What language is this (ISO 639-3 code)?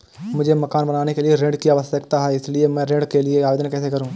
hin